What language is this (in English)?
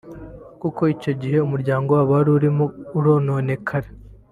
Kinyarwanda